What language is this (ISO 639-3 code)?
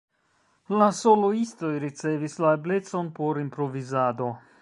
epo